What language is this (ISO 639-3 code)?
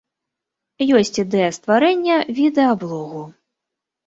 bel